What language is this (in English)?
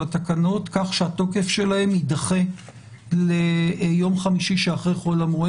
Hebrew